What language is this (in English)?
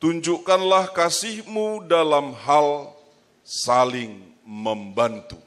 Indonesian